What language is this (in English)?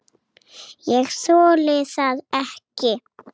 Icelandic